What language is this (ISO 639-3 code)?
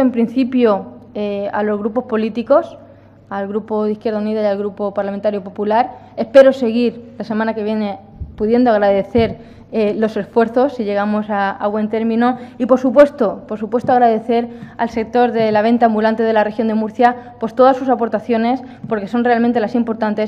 spa